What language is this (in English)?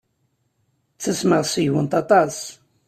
Kabyle